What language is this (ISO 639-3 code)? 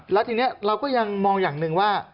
tha